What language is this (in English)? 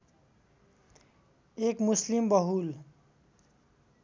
Nepali